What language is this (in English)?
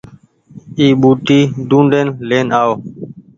Goaria